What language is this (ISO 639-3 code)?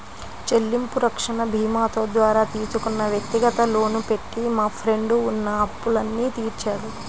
tel